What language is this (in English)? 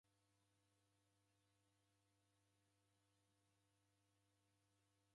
Taita